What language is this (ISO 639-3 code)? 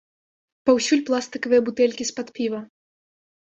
bel